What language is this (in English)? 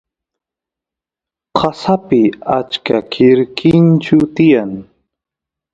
Santiago del Estero Quichua